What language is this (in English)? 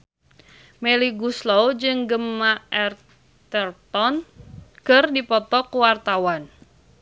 Sundanese